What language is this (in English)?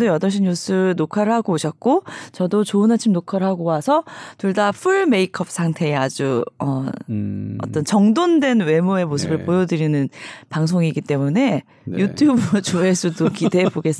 Korean